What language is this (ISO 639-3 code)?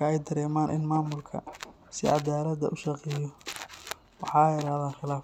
som